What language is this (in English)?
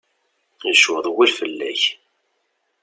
Kabyle